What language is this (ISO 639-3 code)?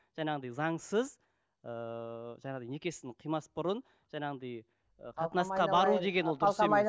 kaz